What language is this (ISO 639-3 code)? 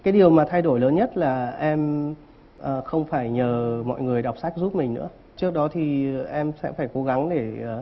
vie